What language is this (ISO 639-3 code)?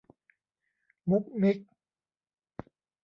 tha